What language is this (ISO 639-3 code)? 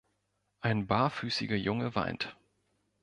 deu